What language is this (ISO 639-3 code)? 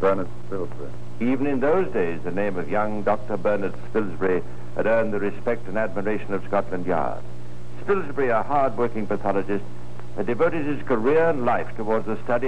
eng